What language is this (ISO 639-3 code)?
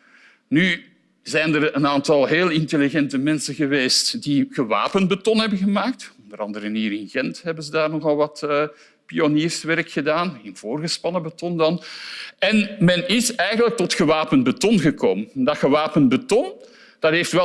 nld